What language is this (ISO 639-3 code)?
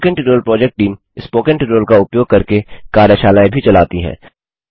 hin